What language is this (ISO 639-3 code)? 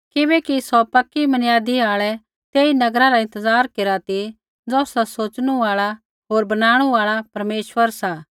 kfx